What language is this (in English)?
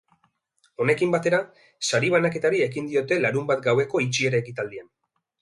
Basque